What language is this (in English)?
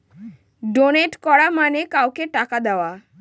Bangla